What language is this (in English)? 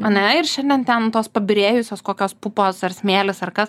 Lithuanian